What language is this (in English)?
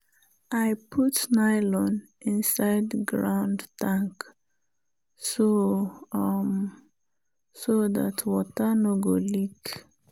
Nigerian Pidgin